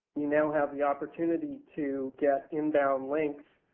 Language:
English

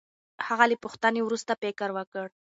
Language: Pashto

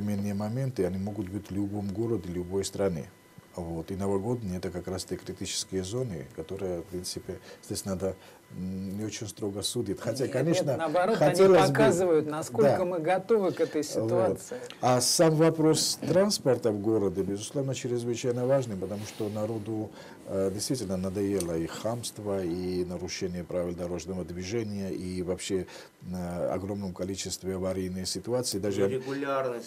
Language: Russian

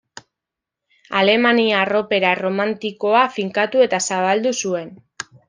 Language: Basque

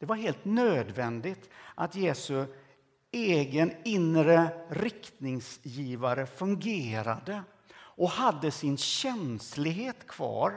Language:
Swedish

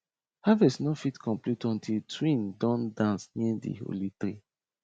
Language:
Nigerian Pidgin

